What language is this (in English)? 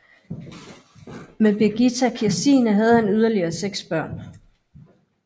Danish